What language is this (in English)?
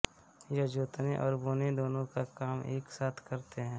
Hindi